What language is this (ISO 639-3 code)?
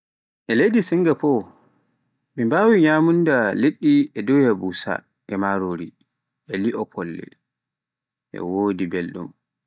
fuf